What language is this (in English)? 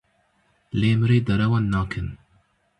Kurdish